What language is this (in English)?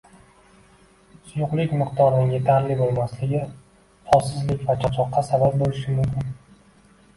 Uzbek